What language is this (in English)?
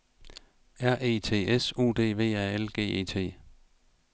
Danish